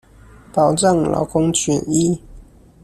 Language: Chinese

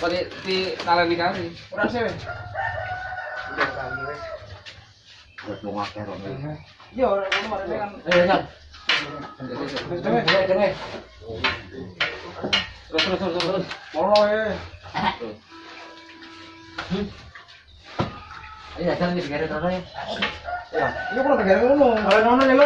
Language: Indonesian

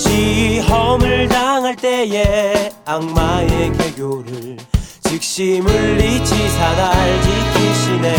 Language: Korean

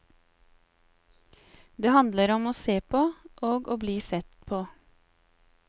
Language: Norwegian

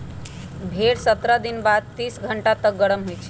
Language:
Magahi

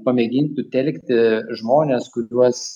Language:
Lithuanian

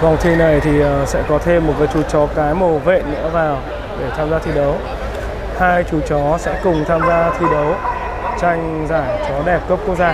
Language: Vietnamese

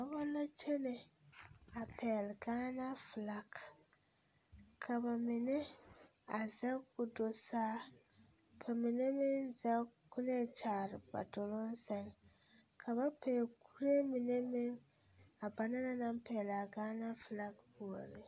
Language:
Southern Dagaare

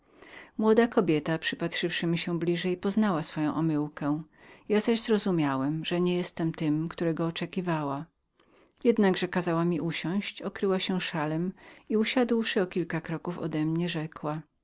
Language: Polish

